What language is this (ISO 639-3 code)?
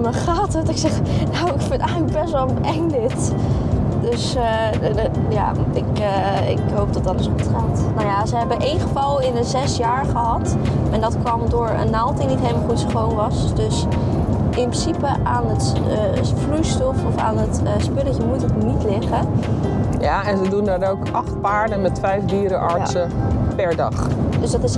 nld